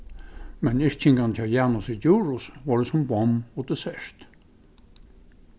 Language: Faroese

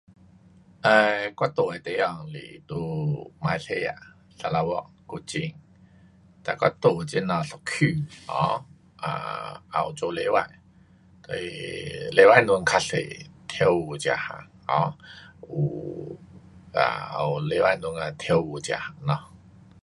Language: Pu-Xian Chinese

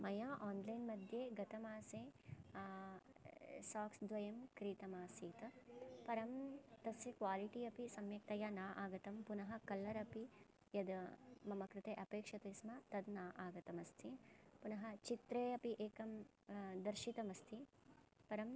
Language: Sanskrit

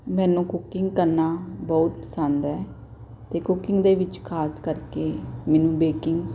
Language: Punjabi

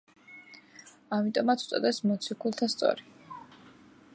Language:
Georgian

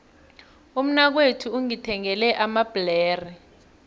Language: South Ndebele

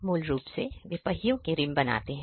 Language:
Hindi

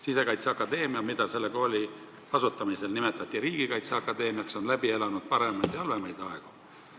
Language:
Estonian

